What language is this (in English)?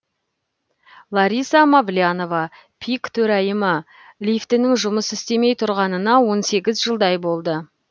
Kazakh